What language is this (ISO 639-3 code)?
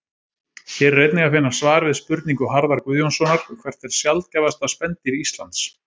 isl